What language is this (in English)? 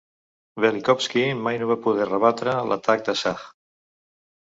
Catalan